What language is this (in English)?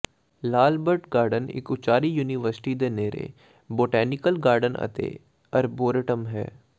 Punjabi